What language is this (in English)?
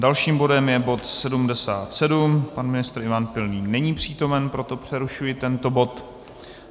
Czech